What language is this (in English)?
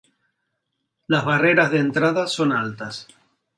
Spanish